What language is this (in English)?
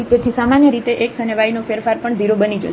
Gujarati